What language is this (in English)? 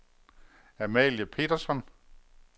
Danish